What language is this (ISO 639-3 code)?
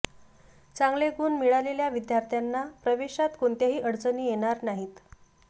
mar